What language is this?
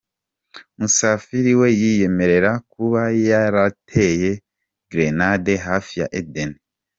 Kinyarwanda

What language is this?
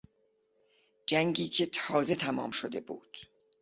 Persian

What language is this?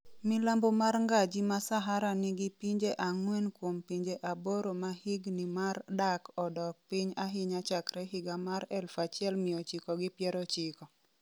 Luo (Kenya and Tanzania)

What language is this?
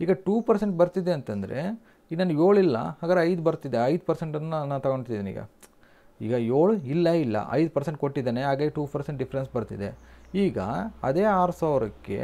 Kannada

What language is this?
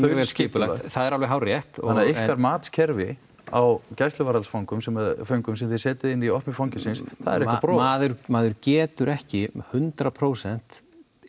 Icelandic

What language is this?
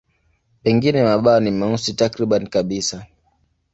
Swahili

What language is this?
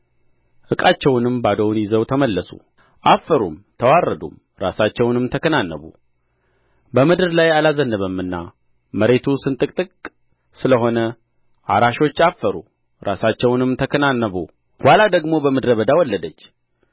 Amharic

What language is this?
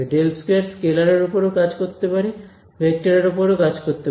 Bangla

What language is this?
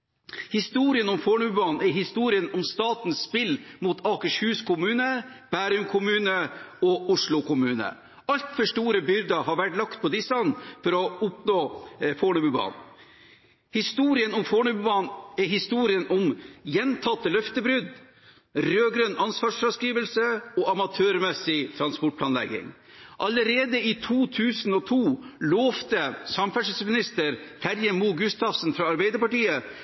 Norwegian Bokmål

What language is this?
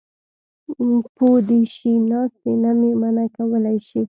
Pashto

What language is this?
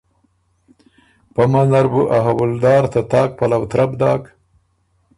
Ormuri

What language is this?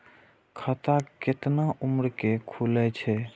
Maithili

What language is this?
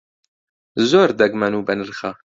Central Kurdish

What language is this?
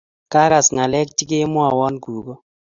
Kalenjin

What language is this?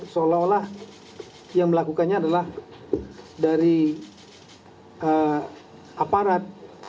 Indonesian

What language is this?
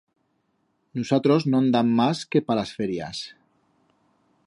Aragonese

